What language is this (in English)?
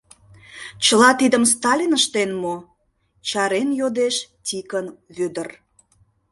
Mari